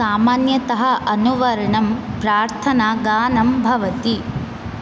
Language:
Sanskrit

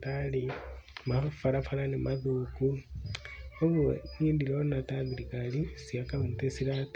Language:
Kikuyu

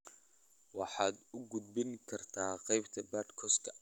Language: Somali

